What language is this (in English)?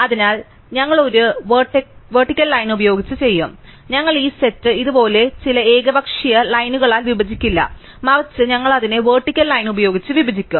Malayalam